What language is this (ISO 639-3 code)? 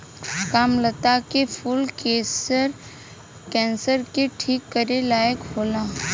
bho